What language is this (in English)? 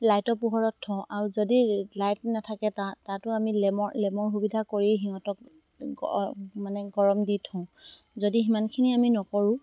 Assamese